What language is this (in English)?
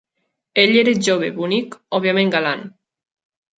Catalan